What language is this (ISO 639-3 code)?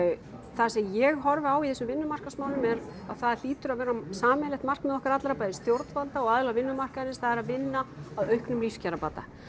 isl